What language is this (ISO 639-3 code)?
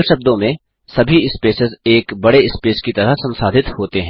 hin